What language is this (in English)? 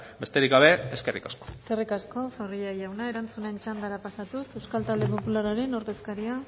Basque